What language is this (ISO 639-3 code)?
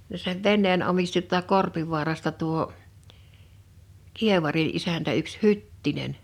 fin